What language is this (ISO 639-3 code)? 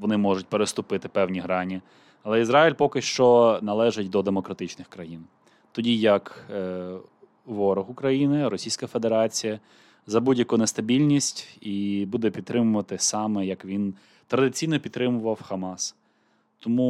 ukr